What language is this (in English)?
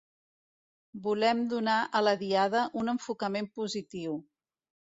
Catalan